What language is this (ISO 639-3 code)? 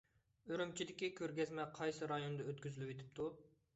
uig